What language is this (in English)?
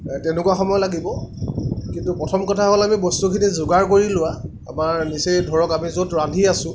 Assamese